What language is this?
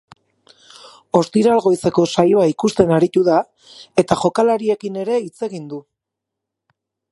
Basque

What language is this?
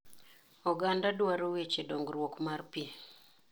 Luo (Kenya and Tanzania)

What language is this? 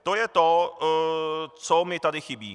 Czech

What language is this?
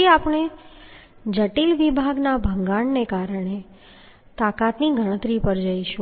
Gujarati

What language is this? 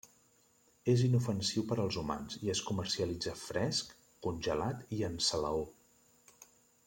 Catalan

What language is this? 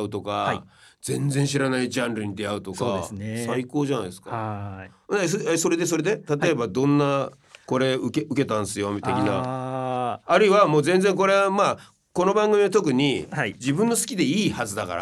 Japanese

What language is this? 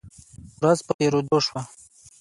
Pashto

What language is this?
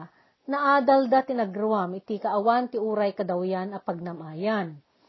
Filipino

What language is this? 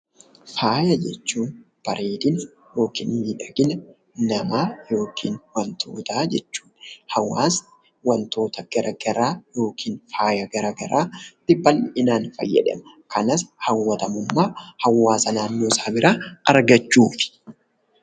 Oromo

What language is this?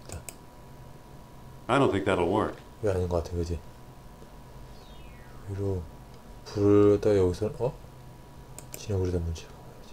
Korean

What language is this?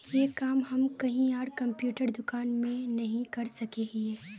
Magahi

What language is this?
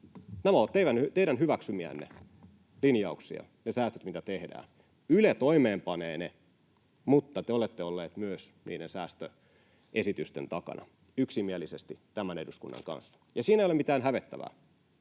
Finnish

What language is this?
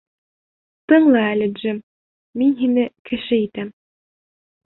Bashkir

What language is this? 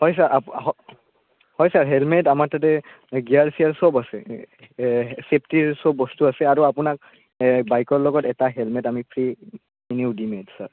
Assamese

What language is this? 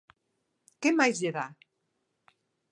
Galician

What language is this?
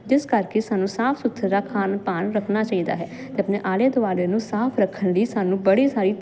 Punjabi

